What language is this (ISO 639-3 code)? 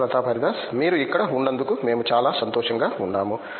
tel